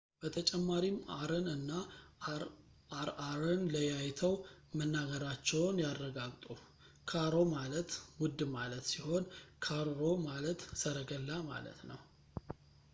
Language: Amharic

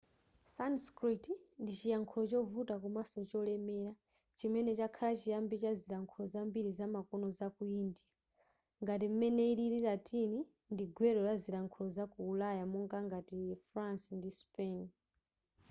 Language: Nyanja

